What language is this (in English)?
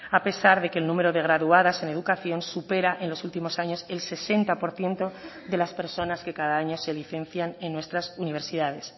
Spanish